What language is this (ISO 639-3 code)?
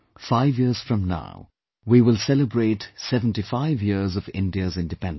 eng